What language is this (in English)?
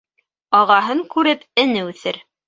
Bashkir